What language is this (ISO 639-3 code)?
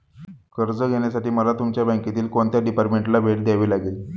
mar